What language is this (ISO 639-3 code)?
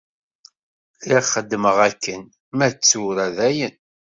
kab